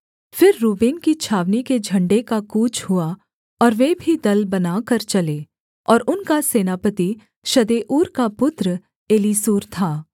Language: Hindi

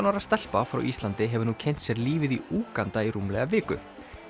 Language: Icelandic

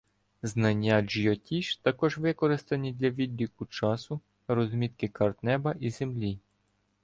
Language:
Ukrainian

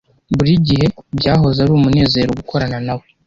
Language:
Kinyarwanda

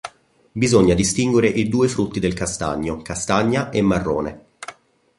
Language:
Italian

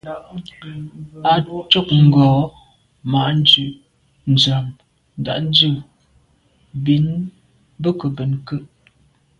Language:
Medumba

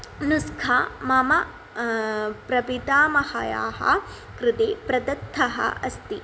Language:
Sanskrit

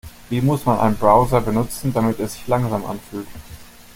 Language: German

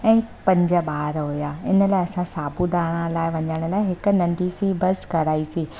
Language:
Sindhi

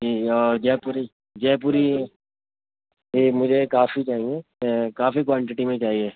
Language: Urdu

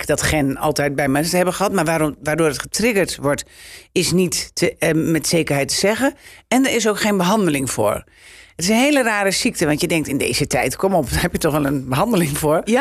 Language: Dutch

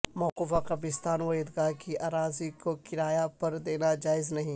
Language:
Urdu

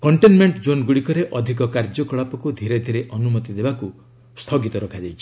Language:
Odia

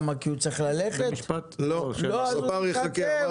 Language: Hebrew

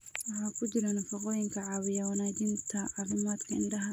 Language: Somali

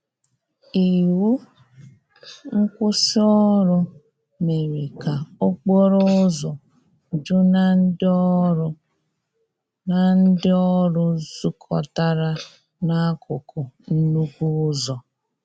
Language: Igbo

